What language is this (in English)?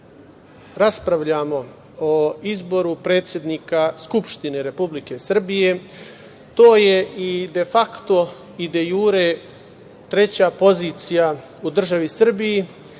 Serbian